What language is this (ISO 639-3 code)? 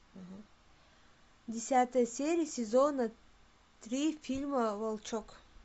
rus